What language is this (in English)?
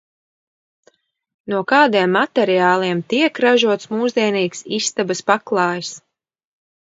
Latvian